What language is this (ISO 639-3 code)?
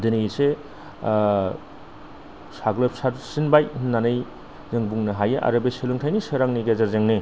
brx